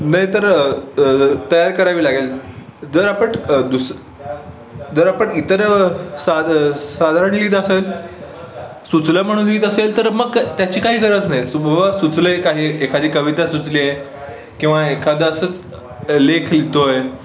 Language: Marathi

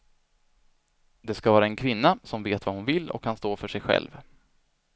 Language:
Swedish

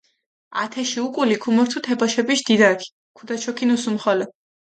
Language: Mingrelian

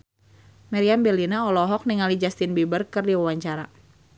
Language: Sundanese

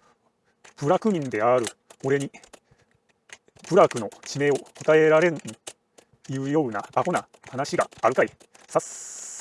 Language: Japanese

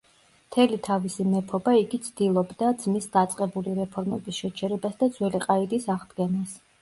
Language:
Georgian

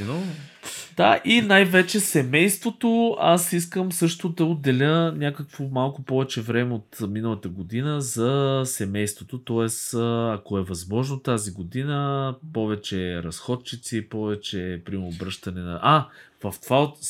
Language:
Bulgarian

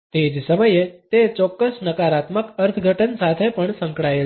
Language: Gujarati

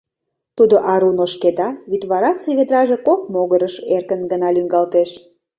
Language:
Mari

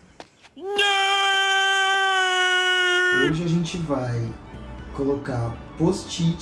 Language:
Portuguese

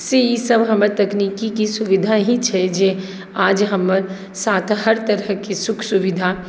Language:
Maithili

